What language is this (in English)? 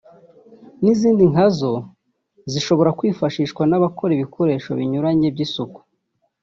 Kinyarwanda